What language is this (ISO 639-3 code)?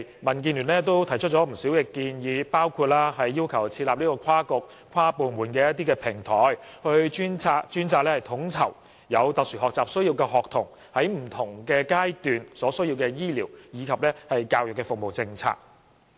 yue